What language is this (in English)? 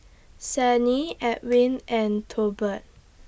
English